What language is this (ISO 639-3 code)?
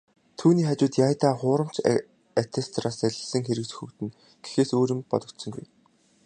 mon